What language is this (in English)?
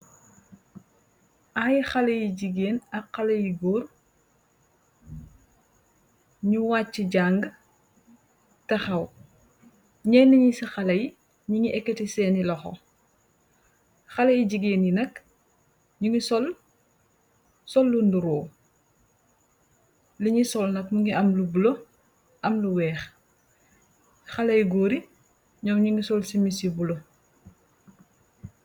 Wolof